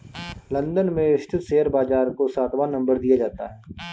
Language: Hindi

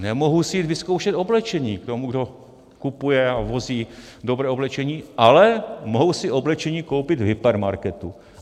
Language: Czech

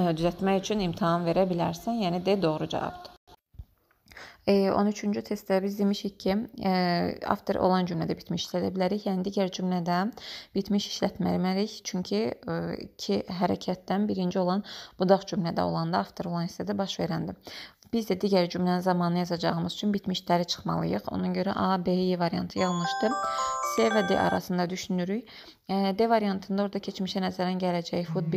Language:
Turkish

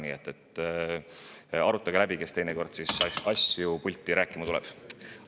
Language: Estonian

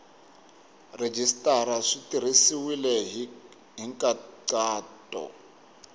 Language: Tsonga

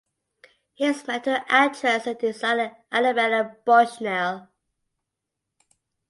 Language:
English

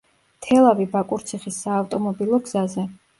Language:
Georgian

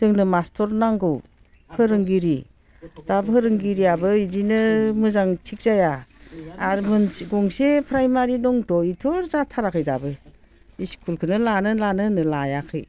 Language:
Bodo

